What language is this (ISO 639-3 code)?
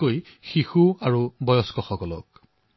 asm